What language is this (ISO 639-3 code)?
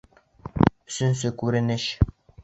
bak